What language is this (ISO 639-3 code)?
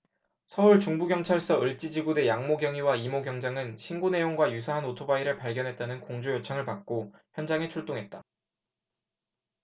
kor